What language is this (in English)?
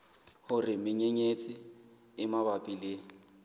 Southern Sotho